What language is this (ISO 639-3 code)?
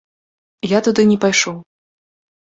bel